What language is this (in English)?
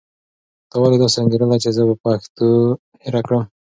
Pashto